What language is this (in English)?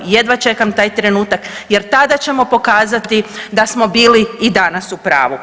Croatian